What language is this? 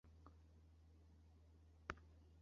Chinese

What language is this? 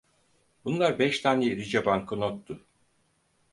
Turkish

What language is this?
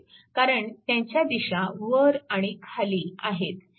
Marathi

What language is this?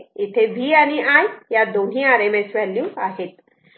Marathi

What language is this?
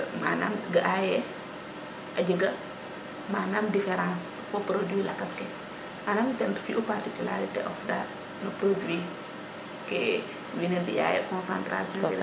Serer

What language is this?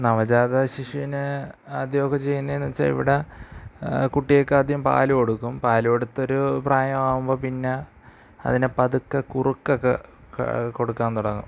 Malayalam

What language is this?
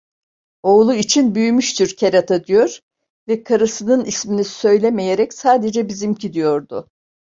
Turkish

